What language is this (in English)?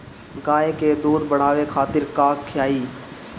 Bhojpuri